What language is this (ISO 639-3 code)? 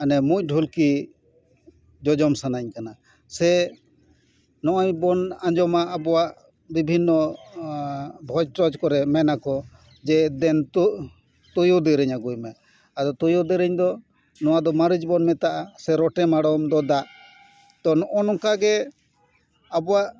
sat